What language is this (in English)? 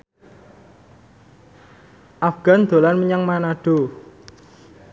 Javanese